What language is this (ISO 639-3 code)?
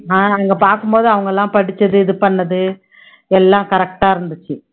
tam